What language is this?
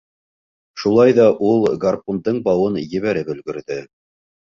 Bashkir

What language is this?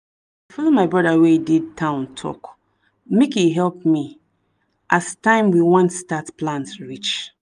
Nigerian Pidgin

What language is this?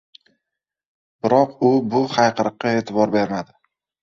Uzbek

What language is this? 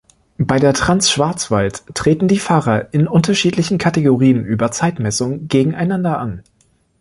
German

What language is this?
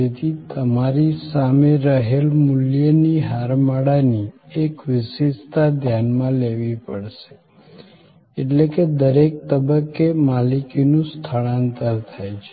Gujarati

